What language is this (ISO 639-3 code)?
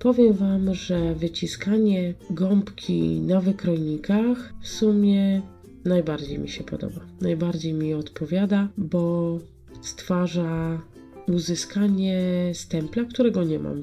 pol